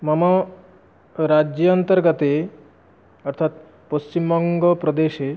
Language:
Sanskrit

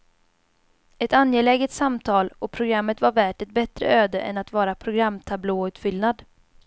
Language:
Swedish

